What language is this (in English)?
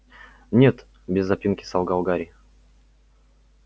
Russian